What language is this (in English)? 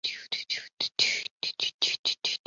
Chinese